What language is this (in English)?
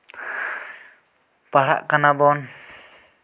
Santali